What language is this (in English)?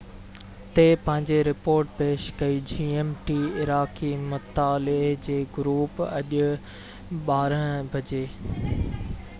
Sindhi